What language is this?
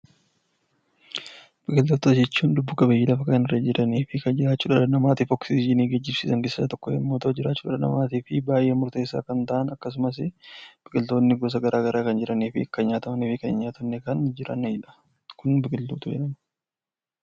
Oromo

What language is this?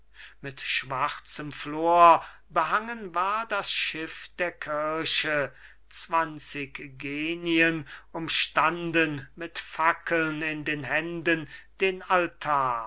German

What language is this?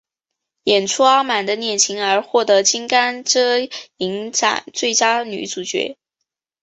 Chinese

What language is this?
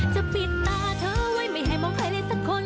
Thai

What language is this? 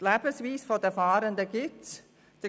Swiss German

